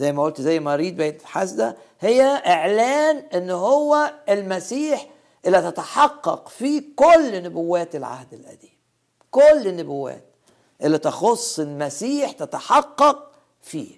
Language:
Arabic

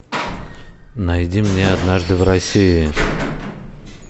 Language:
Russian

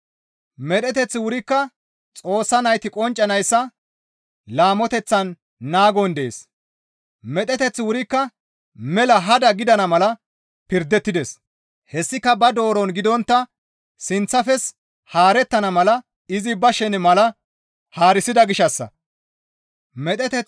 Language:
Gamo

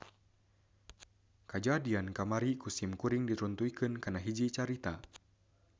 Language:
Sundanese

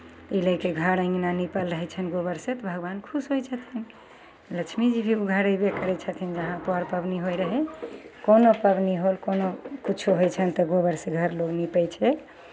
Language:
Maithili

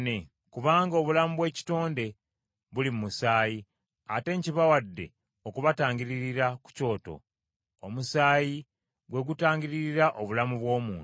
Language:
Ganda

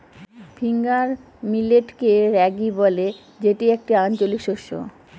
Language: Bangla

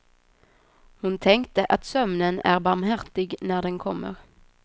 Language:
Swedish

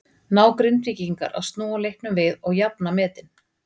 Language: Icelandic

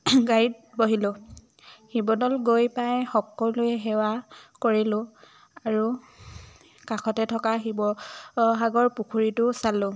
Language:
Assamese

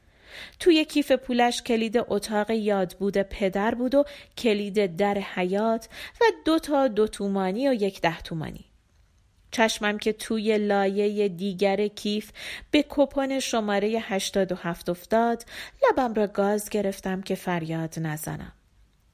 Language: Persian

